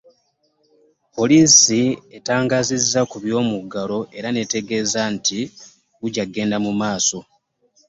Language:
Ganda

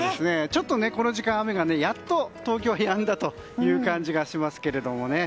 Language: Japanese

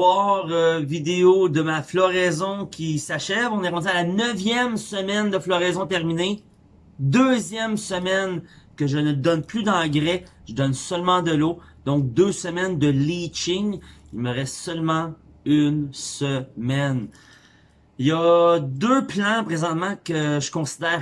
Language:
French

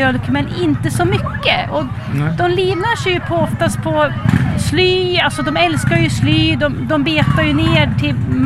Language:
Swedish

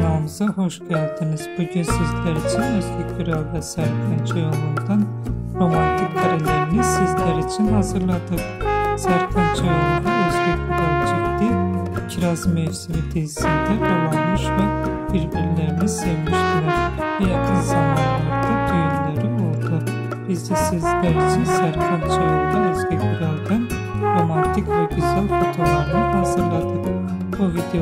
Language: Turkish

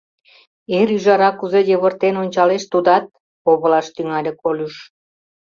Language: Mari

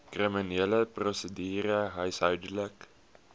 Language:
Afrikaans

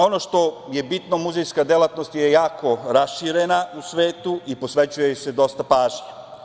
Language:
Serbian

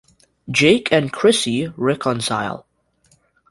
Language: English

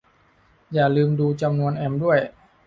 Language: Thai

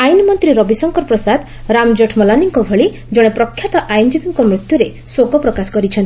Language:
Odia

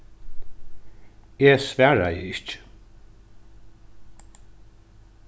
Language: Faroese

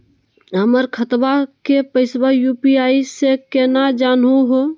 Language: Magahi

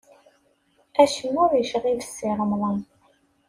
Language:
Kabyle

